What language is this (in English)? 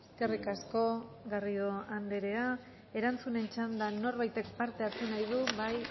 Basque